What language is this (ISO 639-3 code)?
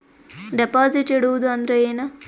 kan